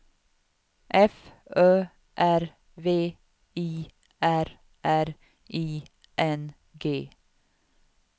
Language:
Swedish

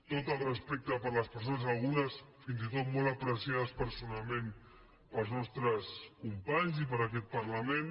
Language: Catalan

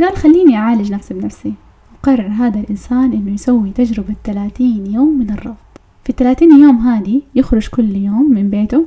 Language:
Arabic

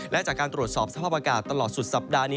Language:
Thai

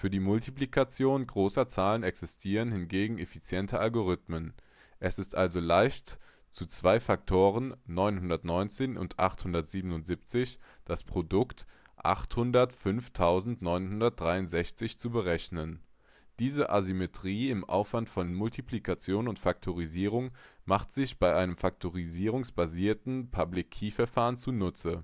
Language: German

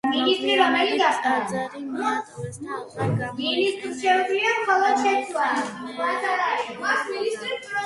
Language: Georgian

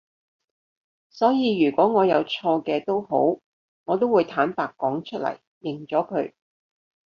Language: Cantonese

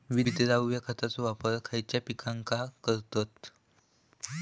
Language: Marathi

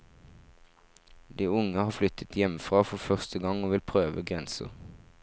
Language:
Norwegian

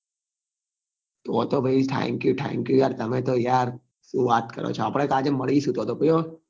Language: Gujarati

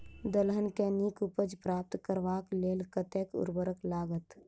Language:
Maithili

